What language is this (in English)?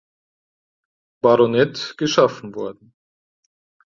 German